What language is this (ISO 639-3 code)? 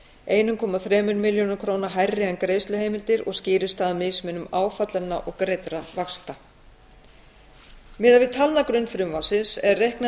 isl